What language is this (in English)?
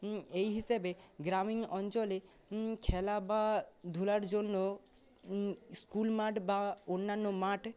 Bangla